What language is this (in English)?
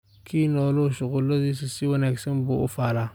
Somali